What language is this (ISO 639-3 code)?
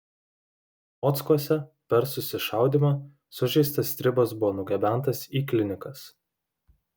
lit